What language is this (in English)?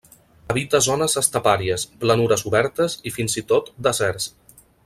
Catalan